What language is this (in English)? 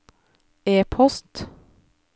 Norwegian